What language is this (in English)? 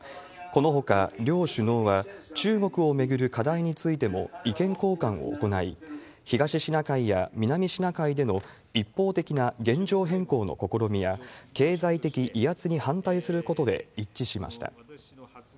Japanese